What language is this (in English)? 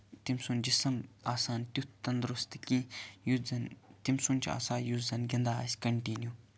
Kashmiri